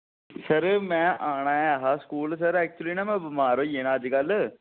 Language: Dogri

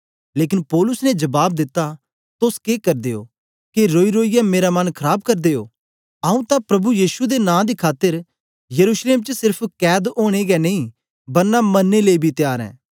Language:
Dogri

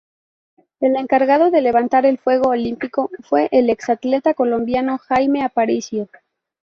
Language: Spanish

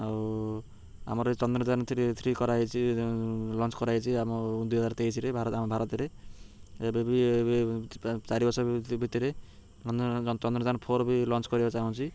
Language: Odia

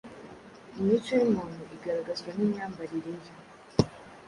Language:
Kinyarwanda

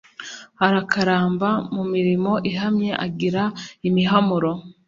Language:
Kinyarwanda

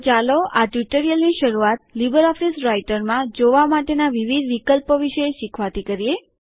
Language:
Gujarati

